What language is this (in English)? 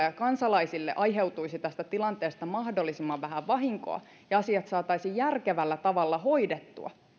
Finnish